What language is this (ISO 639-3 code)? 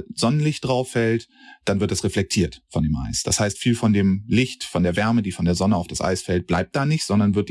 deu